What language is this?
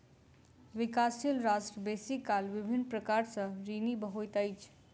Maithili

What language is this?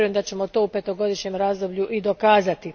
Croatian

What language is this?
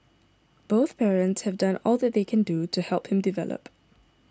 English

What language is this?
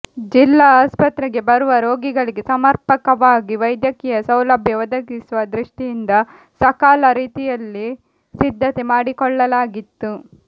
Kannada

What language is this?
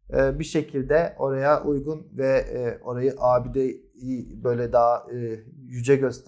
Turkish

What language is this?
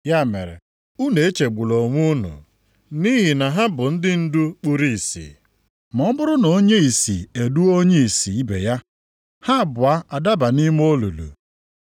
Igbo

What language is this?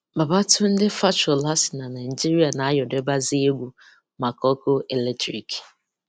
Igbo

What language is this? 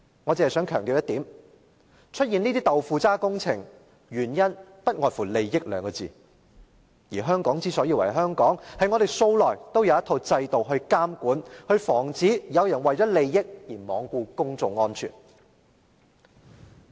Cantonese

